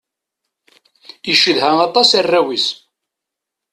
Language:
Kabyle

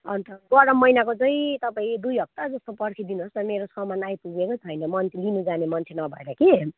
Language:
Nepali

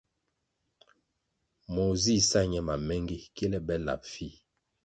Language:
Kwasio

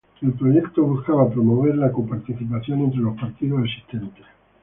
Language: Spanish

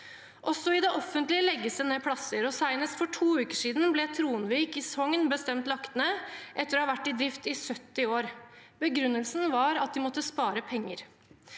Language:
Norwegian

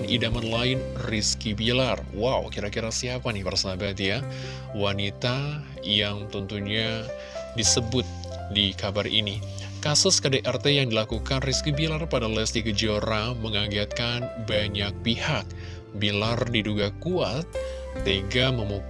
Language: Indonesian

